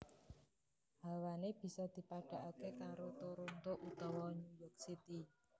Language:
Javanese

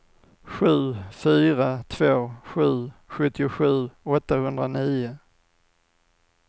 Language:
Swedish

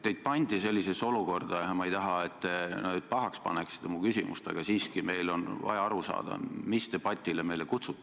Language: Estonian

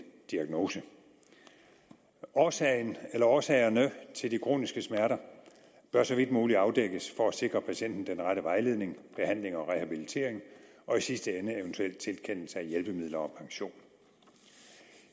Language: Danish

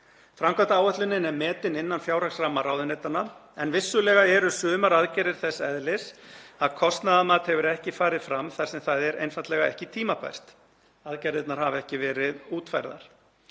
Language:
Icelandic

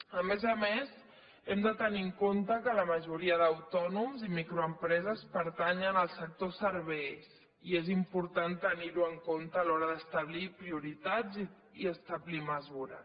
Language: Catalan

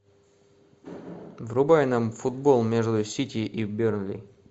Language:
Russian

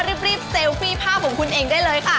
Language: Thai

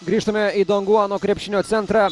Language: Lithuanian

